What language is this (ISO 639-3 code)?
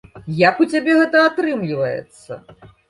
bel